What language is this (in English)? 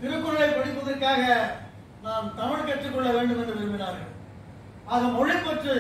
Tamil